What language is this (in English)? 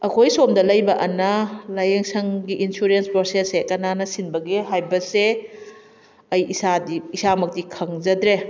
Manipuri